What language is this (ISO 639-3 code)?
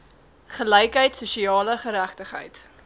afr